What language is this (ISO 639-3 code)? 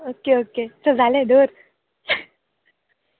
kok